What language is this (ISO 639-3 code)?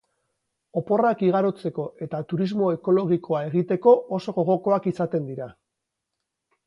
eus